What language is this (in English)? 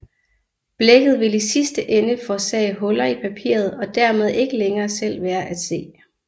Danish